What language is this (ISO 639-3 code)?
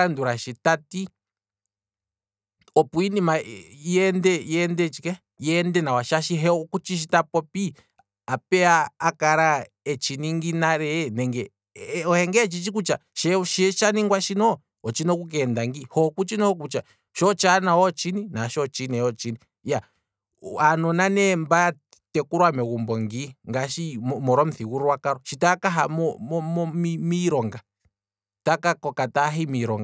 kwm